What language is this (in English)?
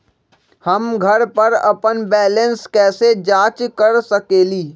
Magahi